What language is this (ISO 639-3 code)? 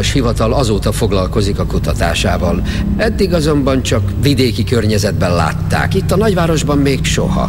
hun